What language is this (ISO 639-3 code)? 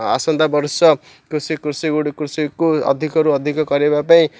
ori